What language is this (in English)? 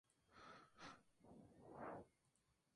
Spanish